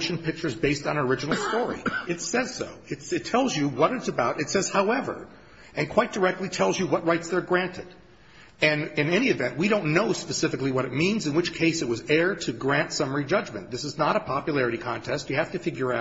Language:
English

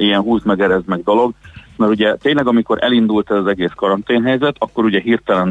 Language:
Hungarian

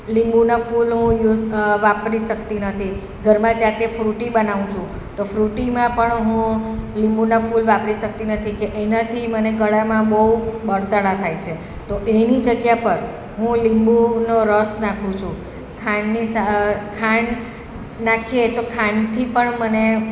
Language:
Gujarati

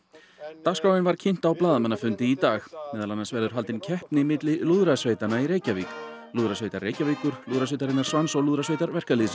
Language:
Icelandic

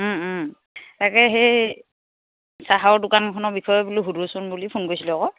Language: Assamese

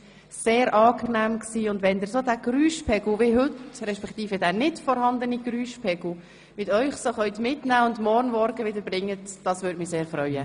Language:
Swiss German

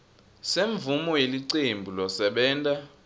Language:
Swati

